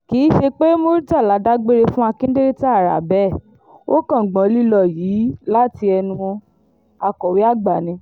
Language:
Yoruba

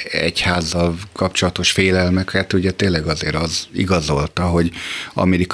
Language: Hungarian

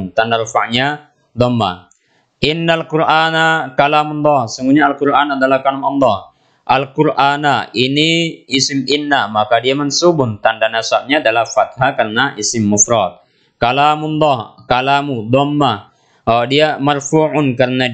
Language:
Indonesian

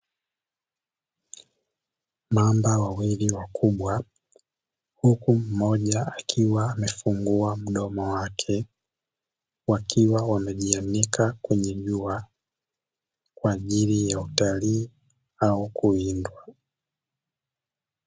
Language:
Swahili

